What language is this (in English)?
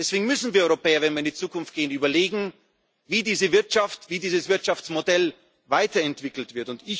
German